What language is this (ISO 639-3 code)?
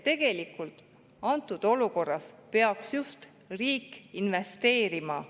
est